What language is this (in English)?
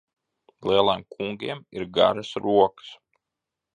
Latvian